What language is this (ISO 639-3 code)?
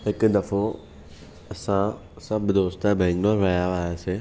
snd